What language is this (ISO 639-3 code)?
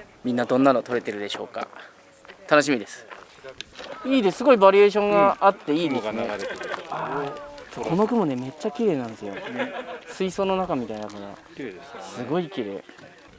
jpn